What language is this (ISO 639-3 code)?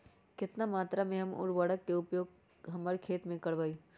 mag